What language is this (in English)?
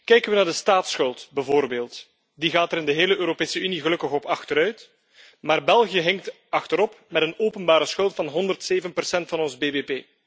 Dutch